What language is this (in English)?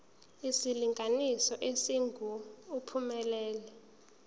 Zulu